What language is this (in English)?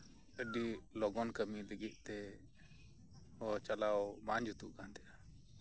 Santali